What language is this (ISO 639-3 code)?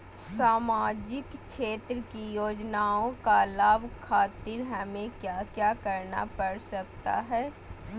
mag